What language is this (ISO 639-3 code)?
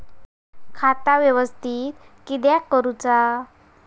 mar